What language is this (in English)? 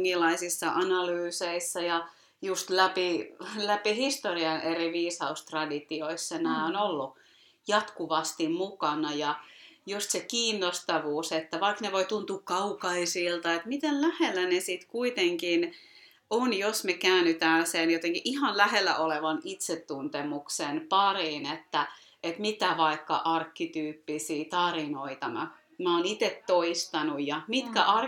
Finnish